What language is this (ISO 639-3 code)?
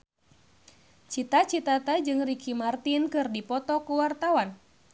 sun